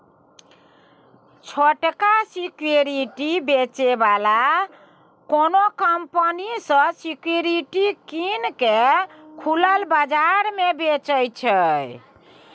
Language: Maithili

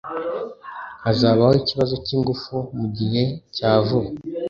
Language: Kinyarwanda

